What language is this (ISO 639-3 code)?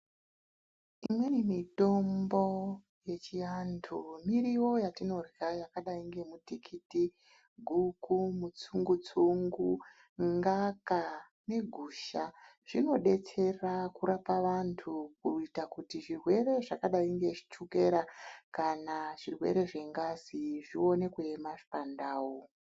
ndc